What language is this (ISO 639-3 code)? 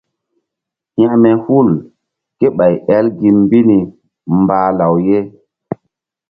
mdd